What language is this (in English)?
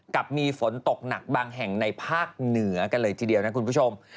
Thai